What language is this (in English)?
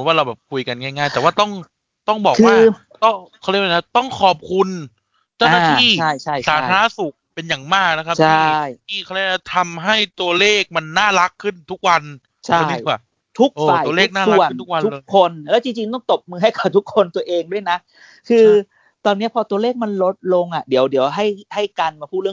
Thai